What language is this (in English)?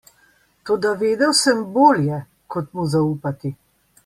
Slovenian